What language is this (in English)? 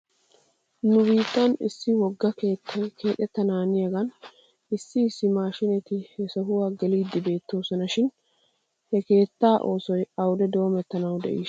Wolaytta